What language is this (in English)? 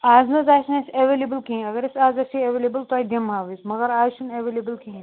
Kashmiri